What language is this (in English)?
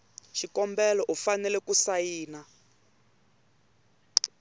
Tsonga